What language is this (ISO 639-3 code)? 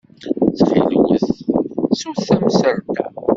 kab